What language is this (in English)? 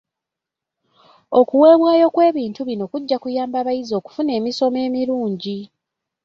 Ganda